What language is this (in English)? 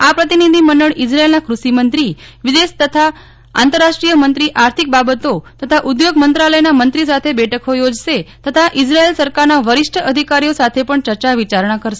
Gujarati